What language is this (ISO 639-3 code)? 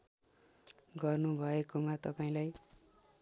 nep